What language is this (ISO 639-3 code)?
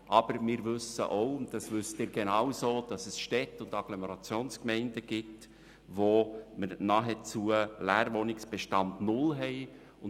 gsw